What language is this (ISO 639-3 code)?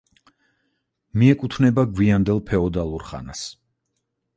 kat